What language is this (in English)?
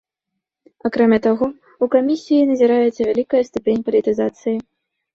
Belarusian